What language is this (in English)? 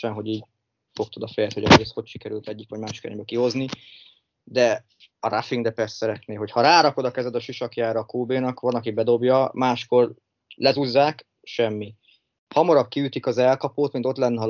Hungarian